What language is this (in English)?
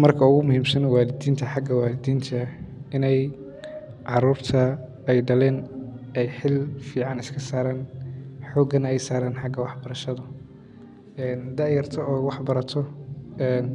Somali